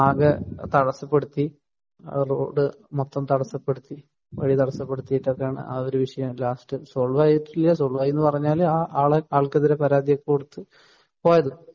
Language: Malayalam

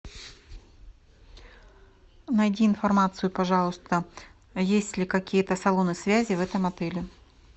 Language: Russian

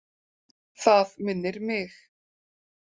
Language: Icelandic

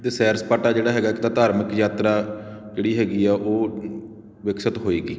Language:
Punjabi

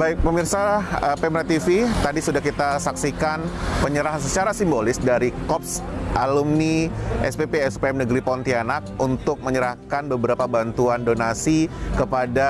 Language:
Indonesian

